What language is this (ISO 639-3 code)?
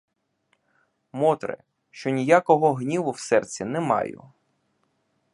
ukr